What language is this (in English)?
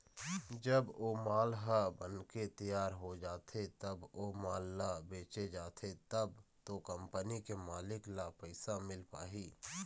Chhattisgarhi